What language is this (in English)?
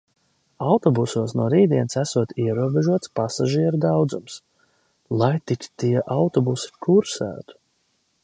Latvian